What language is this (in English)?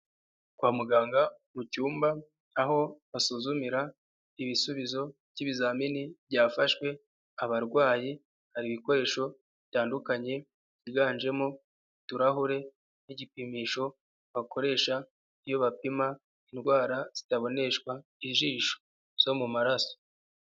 Kinyarwanda